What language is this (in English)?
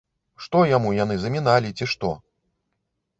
Belarusian